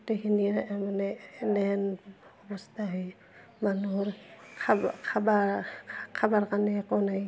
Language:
Assamese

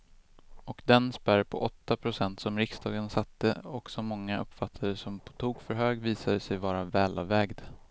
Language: Swedish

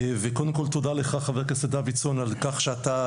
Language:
Hebrew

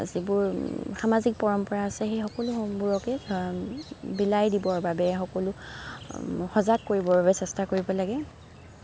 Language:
Assamese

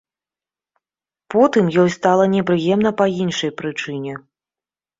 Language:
Belarusian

